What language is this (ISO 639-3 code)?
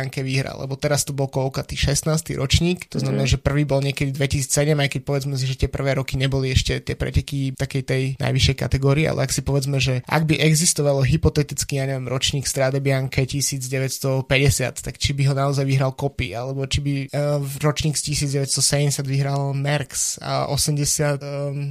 slk